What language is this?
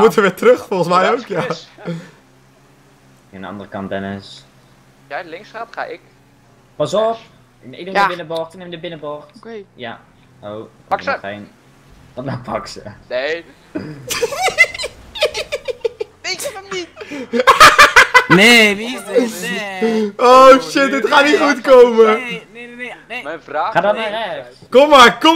Dutch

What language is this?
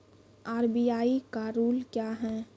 Maithili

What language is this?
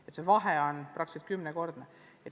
Estonian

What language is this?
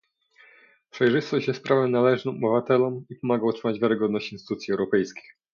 Polish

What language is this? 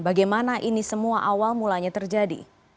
Indonesian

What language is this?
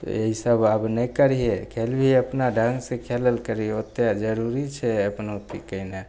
Maithili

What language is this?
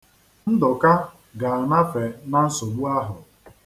Igbo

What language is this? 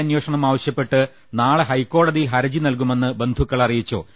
Malayalam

